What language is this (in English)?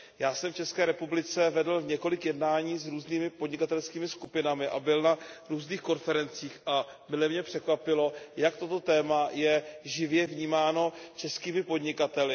Czech